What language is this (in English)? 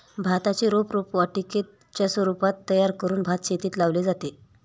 Marathi